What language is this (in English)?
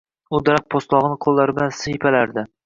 Uzbek